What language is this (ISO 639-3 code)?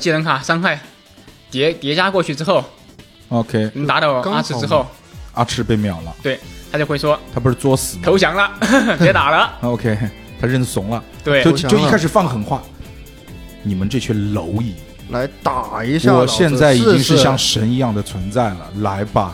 zho